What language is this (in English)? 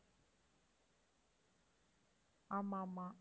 Tamil